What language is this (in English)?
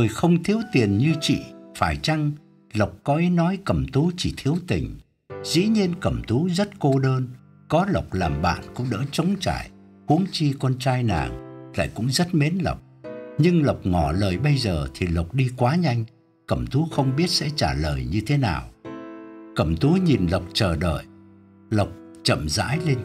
Vietnamese